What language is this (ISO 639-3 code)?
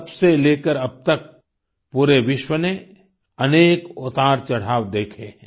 hin